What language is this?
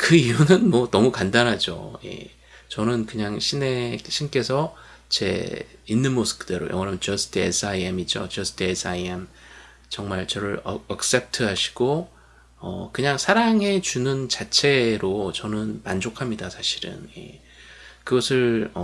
Korean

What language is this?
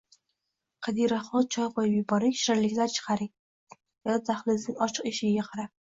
Uzbek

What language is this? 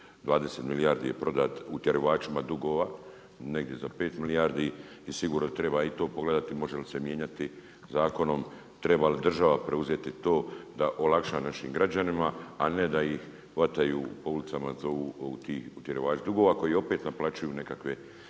Croatian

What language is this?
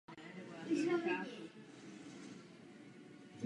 Czech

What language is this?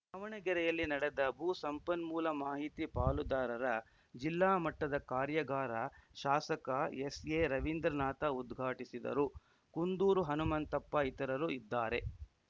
Kannada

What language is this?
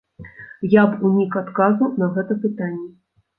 Belarusian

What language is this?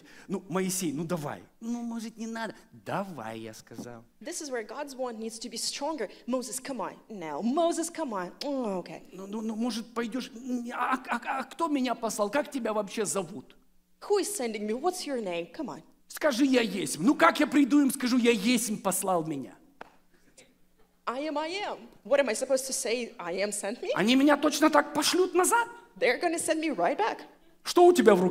Russian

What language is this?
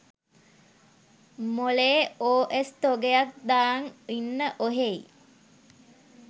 Sinhala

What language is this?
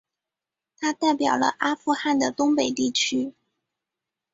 Chinese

